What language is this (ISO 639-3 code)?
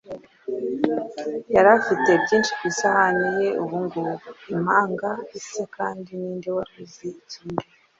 kin